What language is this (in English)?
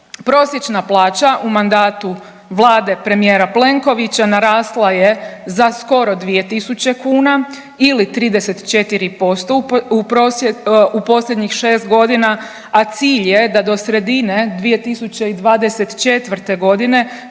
Croatian